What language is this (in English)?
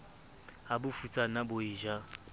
Southern Sotho